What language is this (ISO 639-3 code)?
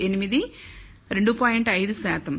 tel